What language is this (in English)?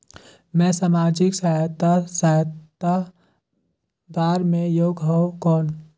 Chhattisgarhi